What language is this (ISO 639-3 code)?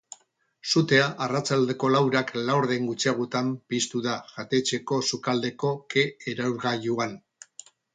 eus